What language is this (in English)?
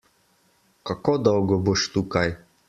Slovenian